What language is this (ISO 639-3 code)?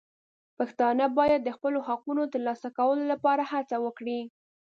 pus